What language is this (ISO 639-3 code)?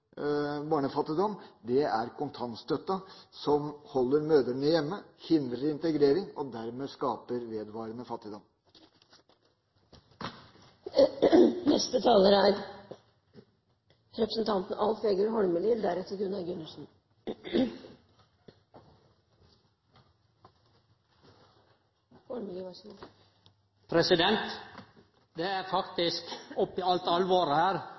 nor